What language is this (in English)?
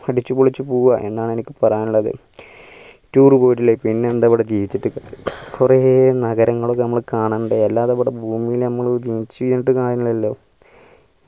Malayalam